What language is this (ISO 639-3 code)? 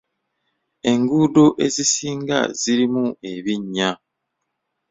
lug